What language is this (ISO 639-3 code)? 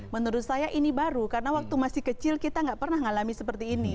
ind